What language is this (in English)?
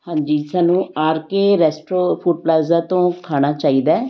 Punjabi